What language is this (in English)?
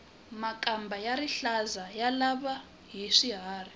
Tsonga